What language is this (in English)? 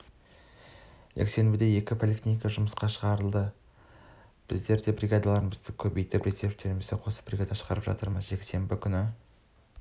Kazakh